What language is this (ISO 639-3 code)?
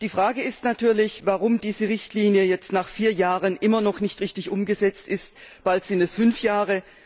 deu